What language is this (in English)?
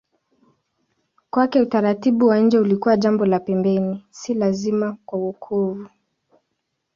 Swahili